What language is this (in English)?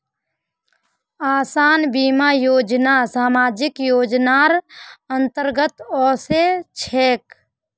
Magahi